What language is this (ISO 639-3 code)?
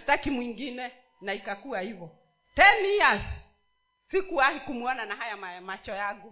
swa